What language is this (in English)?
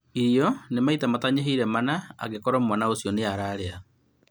Kikuyu